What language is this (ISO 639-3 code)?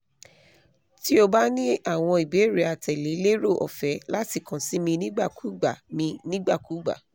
yor